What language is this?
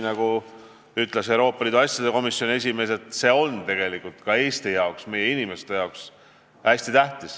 Estonian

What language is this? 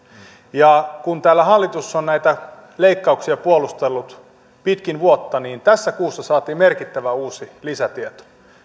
Finnish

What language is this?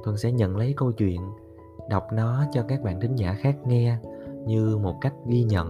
Vietnamese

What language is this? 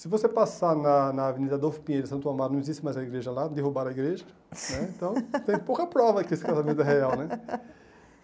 Portuguese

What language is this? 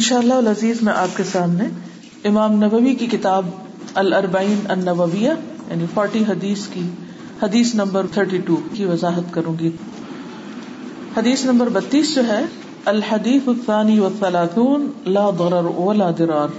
Urdu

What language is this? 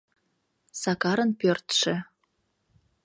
Mari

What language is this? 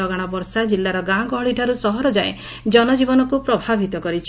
Odia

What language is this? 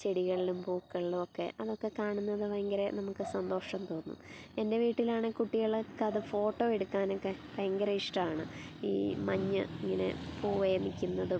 Malayalam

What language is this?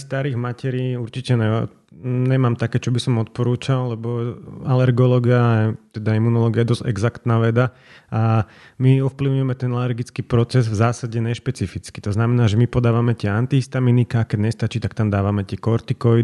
Slovak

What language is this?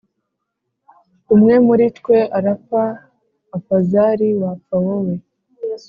Kinyarwanda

